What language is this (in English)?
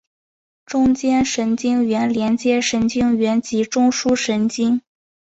Chinese